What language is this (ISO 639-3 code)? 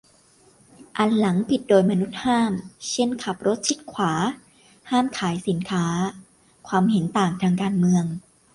tha